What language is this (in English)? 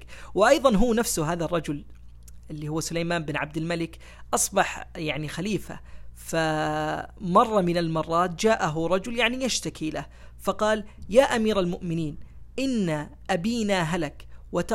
Arabic